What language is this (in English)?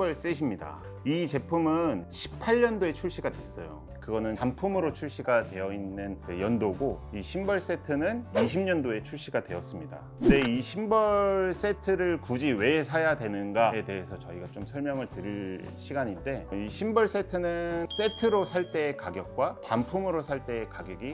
Korean